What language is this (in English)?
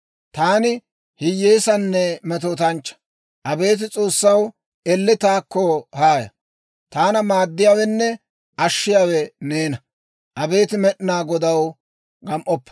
Dawro